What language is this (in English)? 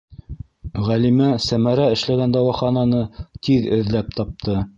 Bashkir